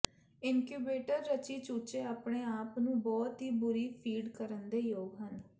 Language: Punjabi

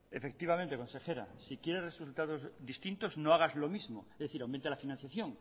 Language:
Spanish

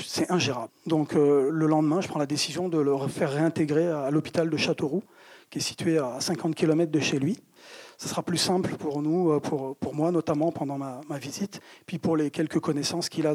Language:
French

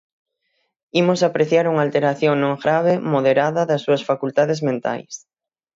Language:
Galician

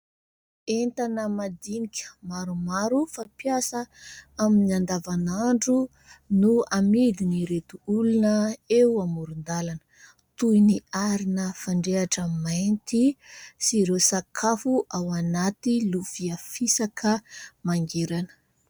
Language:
Malagasy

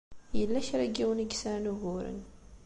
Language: Kabyle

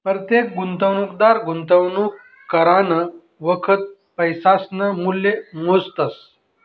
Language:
Marathi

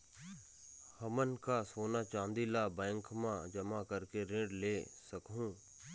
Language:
Chhattisgarhi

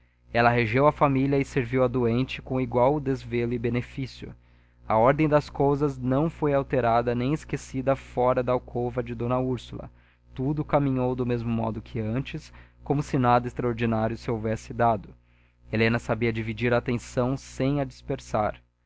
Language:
Portuguese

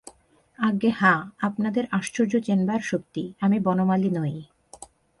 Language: Bangla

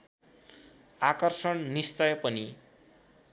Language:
Nepali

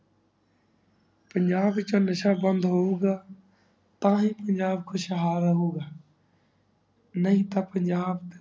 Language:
Punjabi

